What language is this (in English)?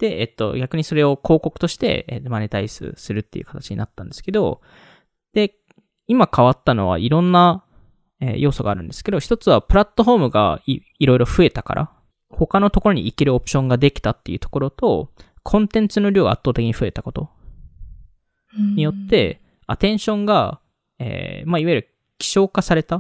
Japanese